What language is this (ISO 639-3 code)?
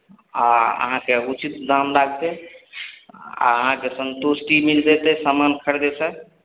mai